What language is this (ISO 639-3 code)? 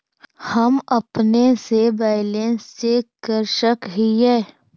mag